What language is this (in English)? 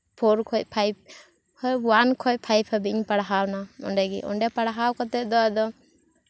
Santali